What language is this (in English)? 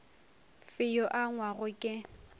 Northern Sotho